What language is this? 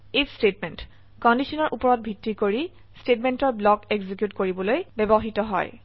Assamese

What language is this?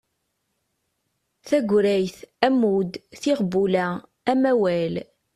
Kabyle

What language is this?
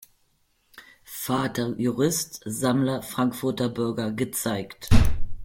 German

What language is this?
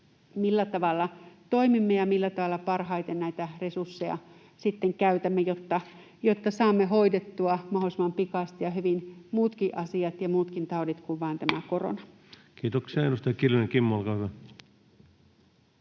Finnish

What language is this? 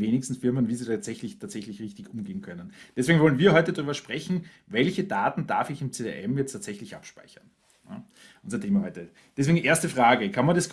German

